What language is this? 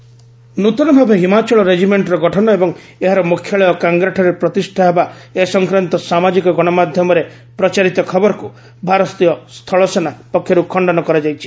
Odia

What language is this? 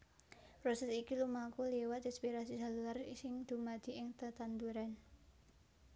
Javanese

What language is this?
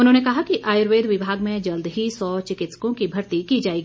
Hindi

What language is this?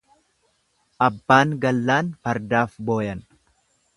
Oromo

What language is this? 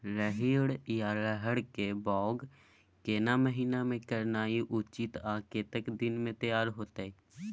Maithili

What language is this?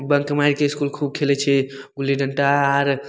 Maithili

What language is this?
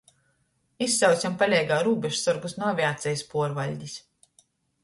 Latgalian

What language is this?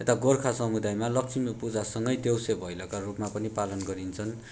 Nepali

